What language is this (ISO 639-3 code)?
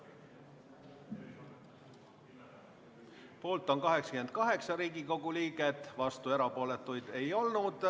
est